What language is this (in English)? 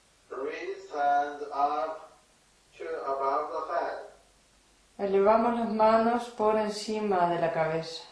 Spanish